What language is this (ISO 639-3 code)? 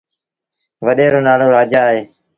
sbn